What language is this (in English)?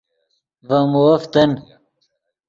Yidgha